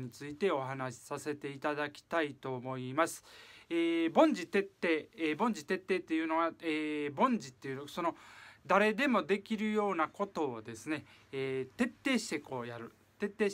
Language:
Japanese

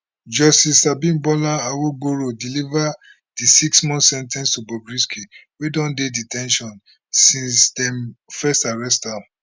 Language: Nigerian Pidgin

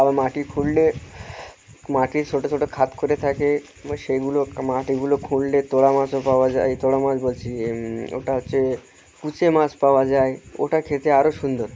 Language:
Bangla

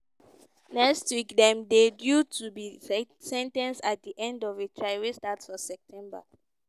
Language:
Nigerian Pidgin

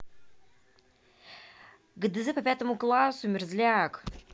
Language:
Russian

